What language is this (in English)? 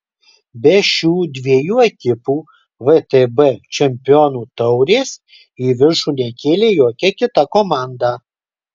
Lithuanian